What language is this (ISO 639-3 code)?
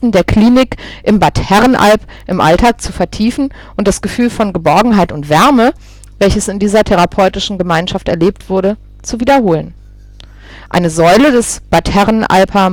deu